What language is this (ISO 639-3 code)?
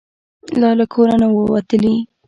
pus